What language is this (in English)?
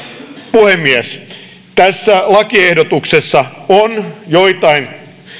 Finnish